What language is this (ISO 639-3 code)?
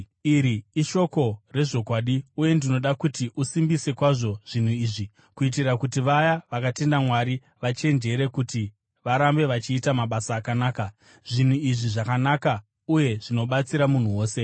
sna